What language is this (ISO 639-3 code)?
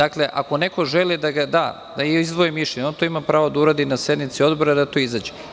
srp